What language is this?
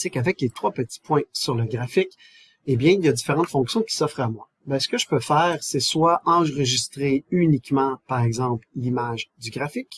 French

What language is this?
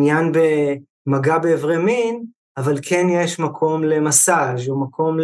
Hebrew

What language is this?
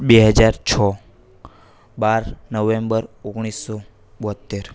Gujarati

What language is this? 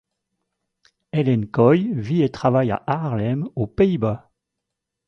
French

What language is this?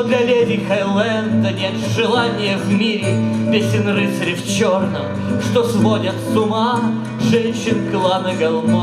Russian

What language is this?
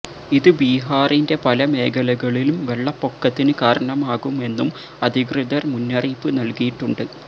Malayalam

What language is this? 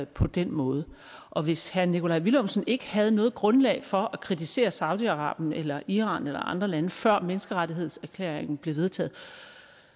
Danish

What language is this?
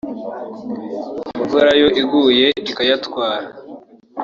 Kinyarwanda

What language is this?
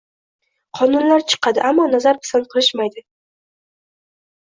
Uzbek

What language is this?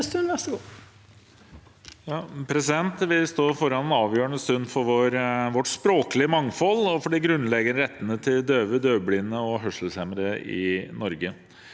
Norwegian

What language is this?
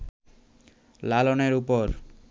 Bangla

